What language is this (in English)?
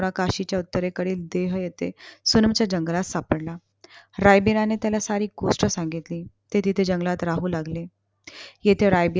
Marathi